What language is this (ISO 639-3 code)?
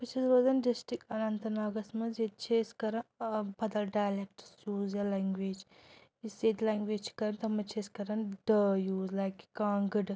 kas